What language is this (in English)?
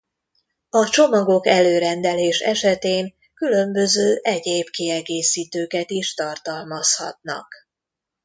Hungarian